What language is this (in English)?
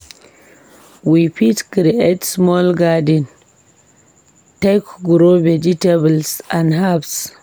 Nigerian Pidgin